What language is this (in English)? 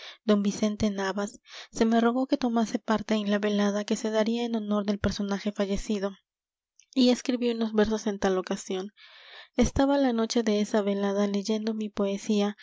Spanish